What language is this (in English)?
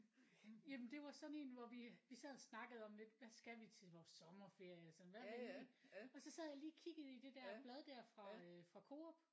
Danish